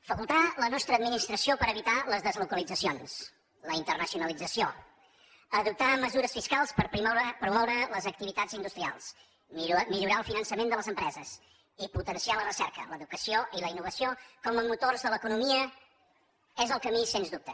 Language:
Catalan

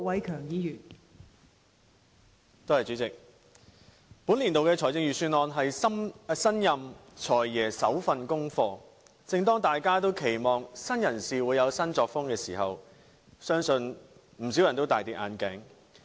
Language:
Cantonese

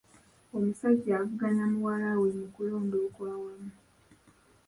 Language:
Ganda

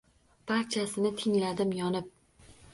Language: Uzbek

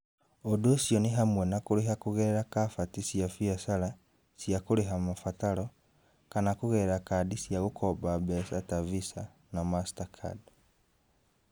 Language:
Kikuyu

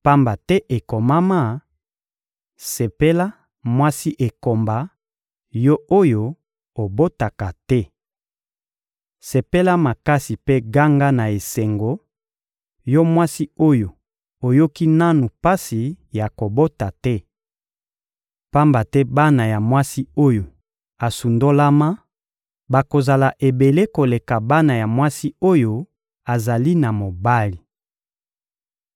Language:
Lingala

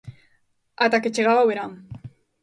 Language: Galician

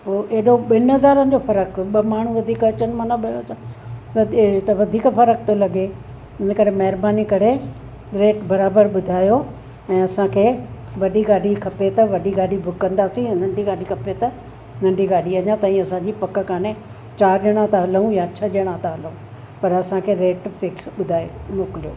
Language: Sindhi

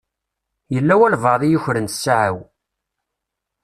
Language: Kabyle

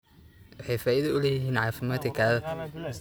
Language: Somali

